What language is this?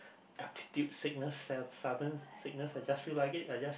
English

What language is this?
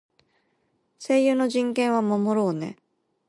Japanese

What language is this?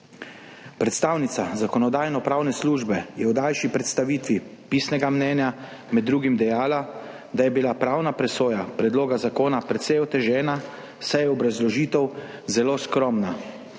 Slovenian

